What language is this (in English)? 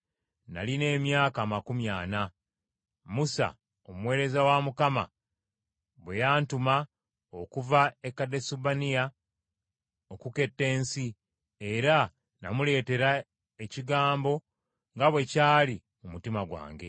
Ganda